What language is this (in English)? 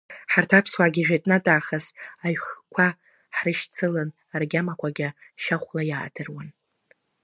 Abkhazian